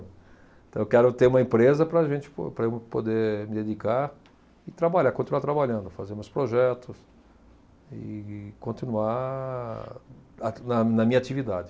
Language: Portuguese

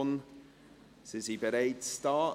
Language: Swiss German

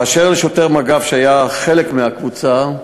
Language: Hebrew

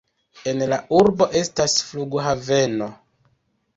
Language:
Esperanto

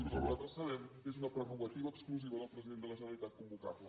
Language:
Catalan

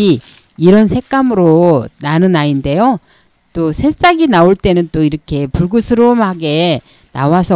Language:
Korean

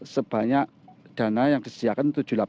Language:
Indonesian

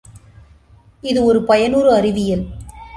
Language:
Tamil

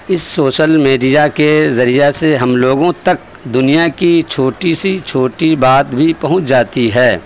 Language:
Urdu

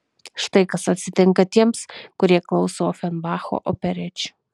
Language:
Lithuanian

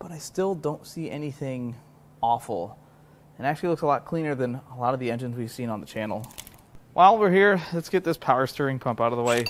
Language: English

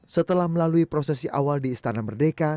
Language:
Indonesian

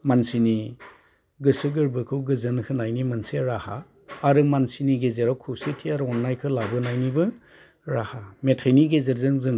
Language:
Bodo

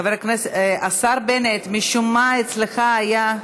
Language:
Hebrew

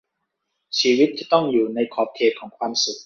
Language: Thai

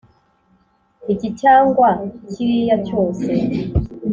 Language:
Kinyarwanda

